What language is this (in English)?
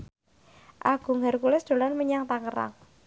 Javanese